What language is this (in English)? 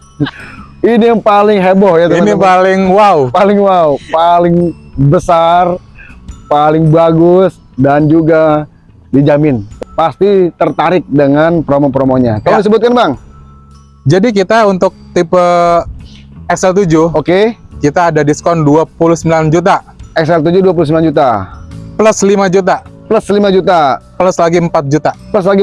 Indonesian